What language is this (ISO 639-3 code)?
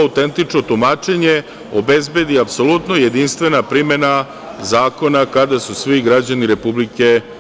srp